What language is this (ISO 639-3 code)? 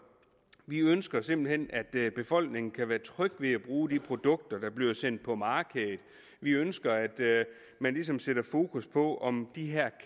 dan